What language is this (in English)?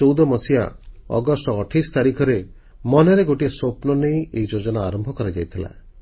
Odia